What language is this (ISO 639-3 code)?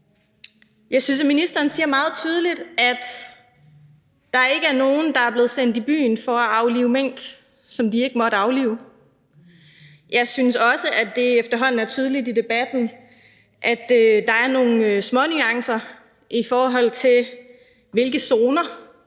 dan